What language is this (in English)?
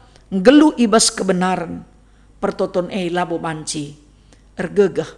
Indonesian